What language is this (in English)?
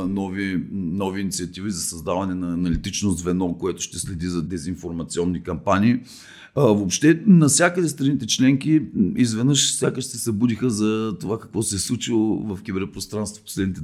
Bulgarian